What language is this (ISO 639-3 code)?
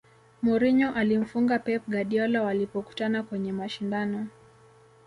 swa